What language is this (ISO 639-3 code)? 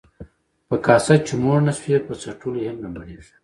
pus